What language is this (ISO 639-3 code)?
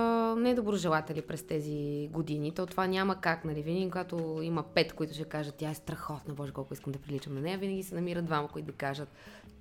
bul